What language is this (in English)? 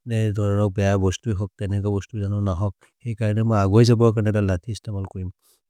Maria (India)